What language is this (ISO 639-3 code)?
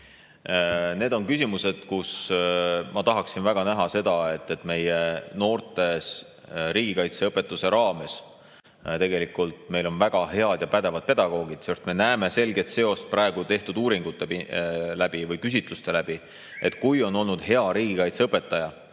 est